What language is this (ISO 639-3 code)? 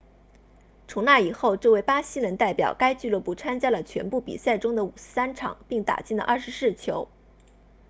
zho